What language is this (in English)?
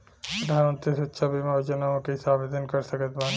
Bhojpuri